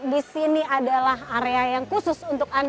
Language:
Indonesian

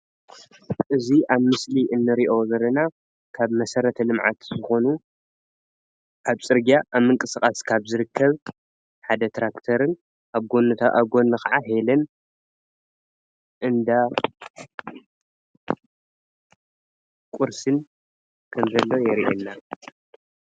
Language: Tigrinya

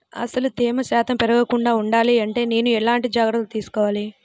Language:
Telugu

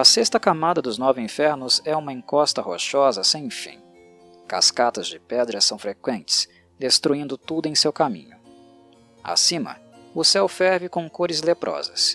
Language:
Portuguese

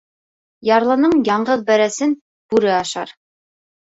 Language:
Bashkir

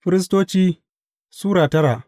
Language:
Hausa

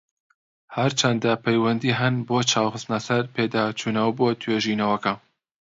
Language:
Central Kurdish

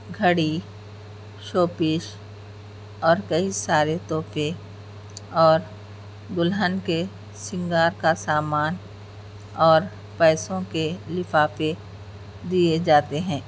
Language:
Urdu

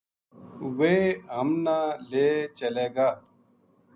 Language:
Gujari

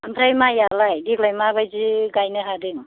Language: Bodo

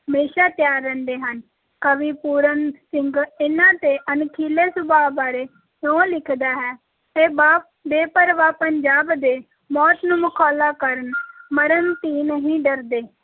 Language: Punjabi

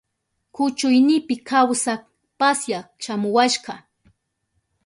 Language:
Southern Pastaza Quechua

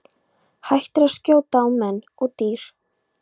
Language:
Icelandic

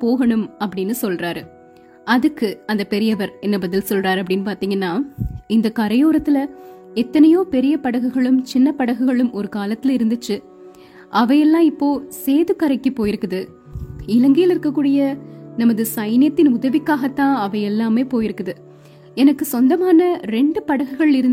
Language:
Tamil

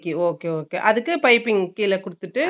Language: Tamil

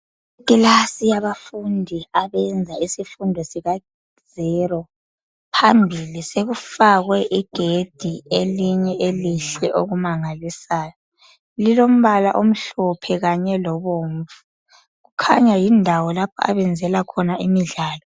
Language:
North Ndebele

